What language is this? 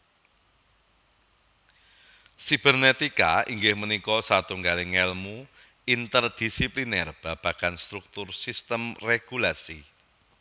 Javanese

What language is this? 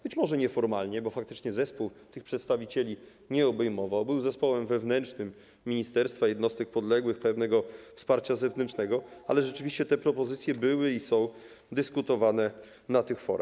Polish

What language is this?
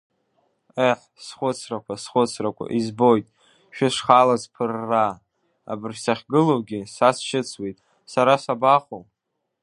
Abkhazian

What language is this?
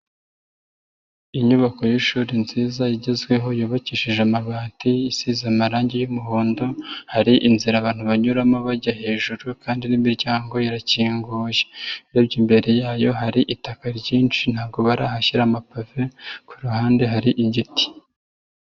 Kinyarwanda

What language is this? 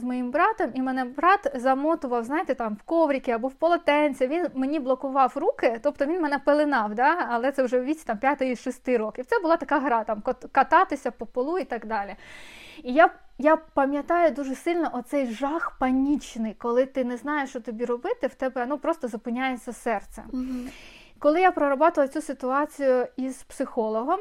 Ukrainian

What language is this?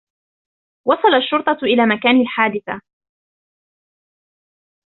Arabic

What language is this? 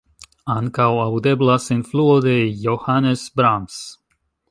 Esperanto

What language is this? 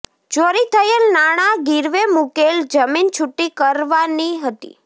Gujarati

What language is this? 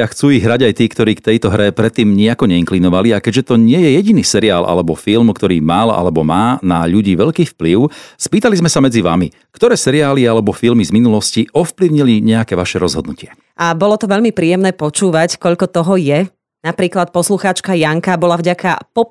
Slovak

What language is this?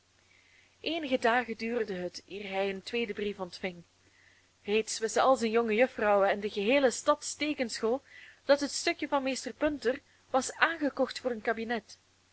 Dutch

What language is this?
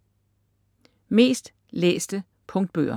Danish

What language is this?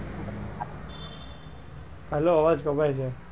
Gujarati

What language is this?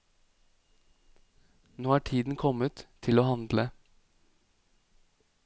Norwegian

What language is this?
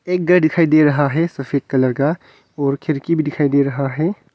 Hindi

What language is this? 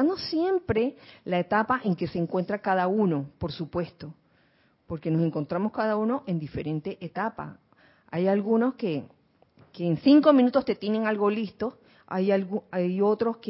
Spanish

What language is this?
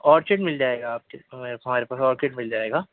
Urdu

